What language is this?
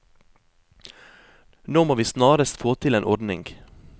Norwegian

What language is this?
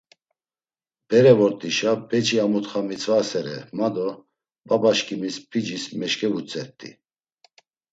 Laz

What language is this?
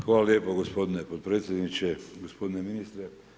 Croatian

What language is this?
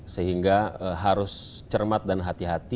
Indonesian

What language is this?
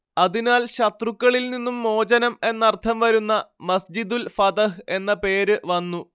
Malayalam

